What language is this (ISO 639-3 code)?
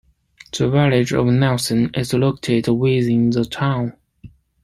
eng